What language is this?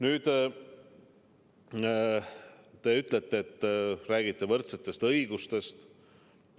Estonian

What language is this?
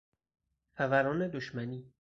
Persian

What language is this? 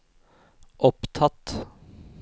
Norwegian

